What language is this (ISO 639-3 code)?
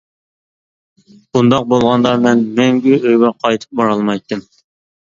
uig